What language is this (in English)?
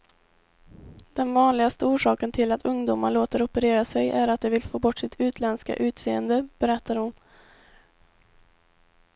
Swedish